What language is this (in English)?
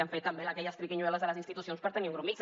Catalan